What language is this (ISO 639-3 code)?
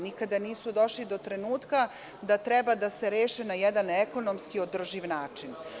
srp